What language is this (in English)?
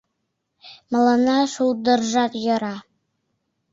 Mari